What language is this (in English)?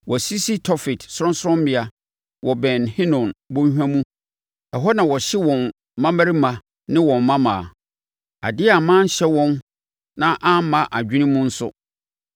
Akan